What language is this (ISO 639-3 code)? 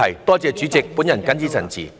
yue